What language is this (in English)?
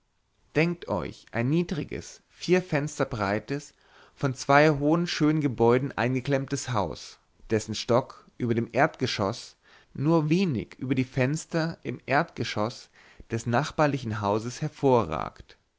German